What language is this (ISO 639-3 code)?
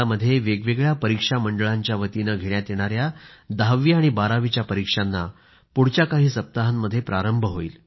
mar